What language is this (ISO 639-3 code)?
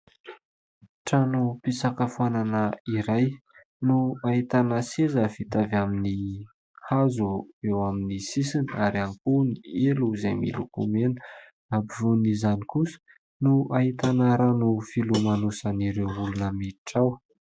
mlg